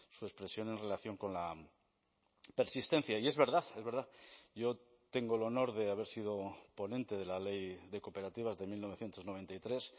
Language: Spanish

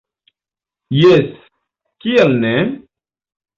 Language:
Esperanto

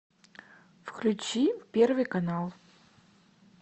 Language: Russian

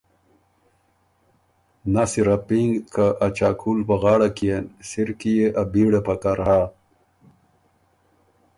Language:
Ormuri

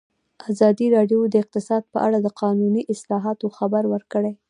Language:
Pashto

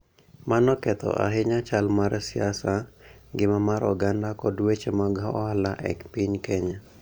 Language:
Luo (Kenya and Tanzania)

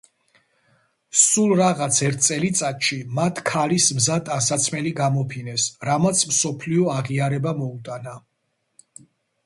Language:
Georgian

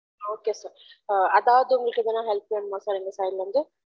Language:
Tamil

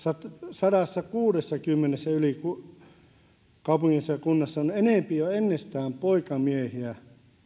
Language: Finnish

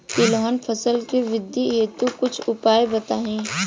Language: Bhojpuri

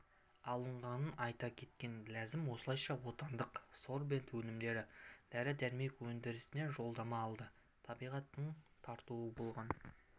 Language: Kazakh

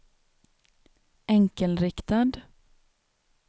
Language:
Swedish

